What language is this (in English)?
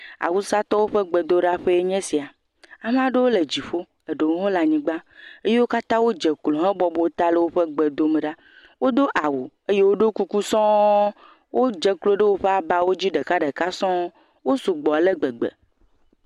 Ewe